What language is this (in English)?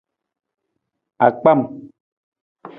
Nawdm